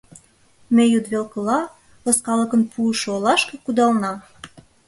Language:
Mari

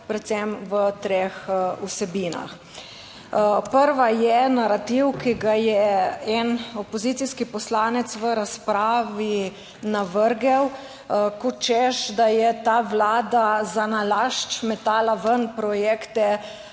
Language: Slovenian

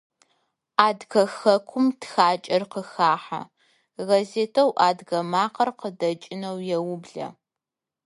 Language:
Adyghe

